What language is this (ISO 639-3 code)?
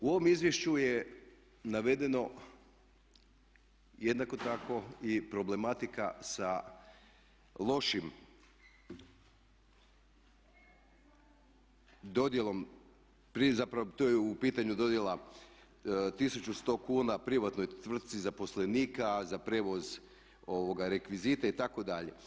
hrv